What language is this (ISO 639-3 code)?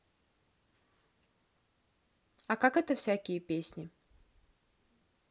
rus